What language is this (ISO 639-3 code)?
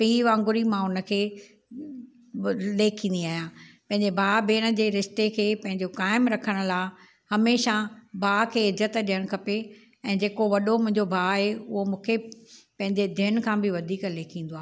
snd